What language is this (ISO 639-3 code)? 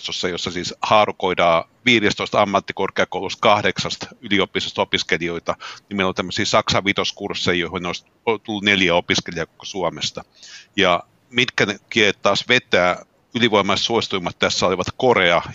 fin